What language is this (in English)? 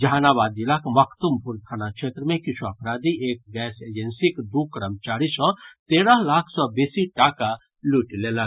Maithili